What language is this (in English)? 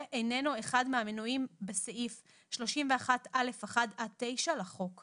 Hebrew